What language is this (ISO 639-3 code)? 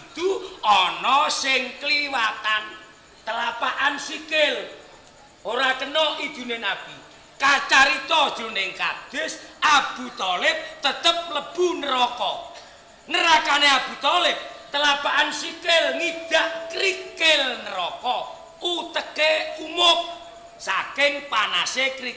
ind